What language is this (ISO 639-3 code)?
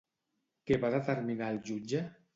cat